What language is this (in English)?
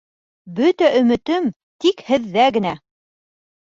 Bashkir